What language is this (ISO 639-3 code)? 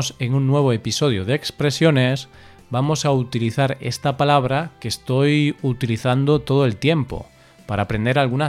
spa